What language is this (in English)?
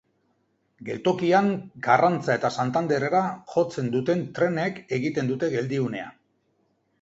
Basque